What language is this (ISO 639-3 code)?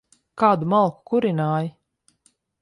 lav